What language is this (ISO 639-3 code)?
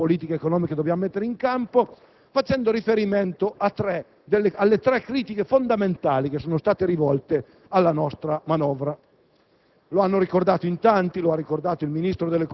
ita